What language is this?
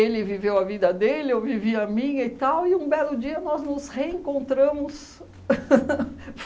Portuguese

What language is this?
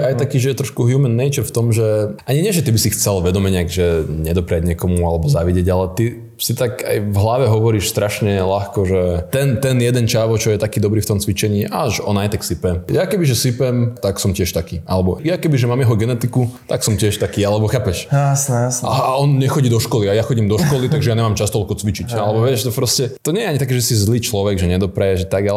Slovak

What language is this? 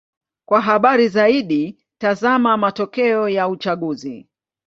Swahili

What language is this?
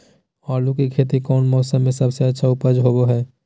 Magahi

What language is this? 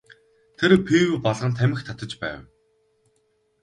Mongolian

